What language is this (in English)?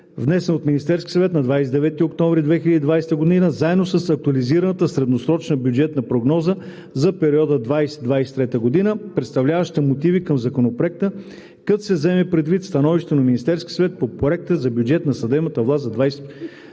Bulgarian